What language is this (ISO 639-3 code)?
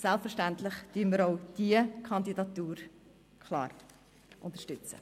gsw